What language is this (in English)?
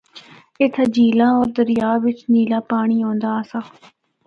Northern Hindko